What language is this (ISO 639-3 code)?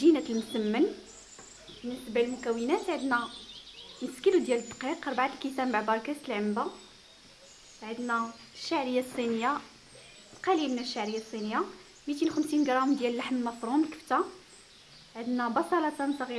ara